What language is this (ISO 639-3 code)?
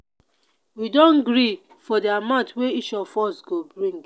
pcm